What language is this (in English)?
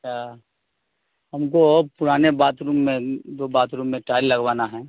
Urdu